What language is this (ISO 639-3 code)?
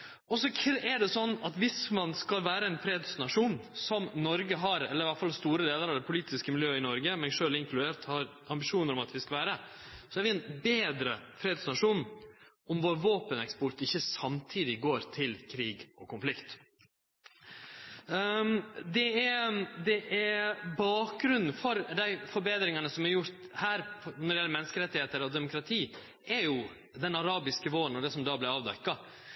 nno